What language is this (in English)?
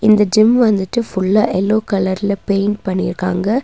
Tamil